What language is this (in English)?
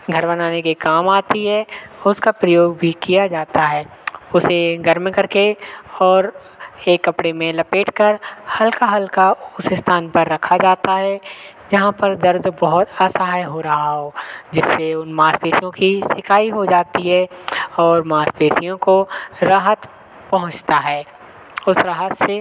Hindi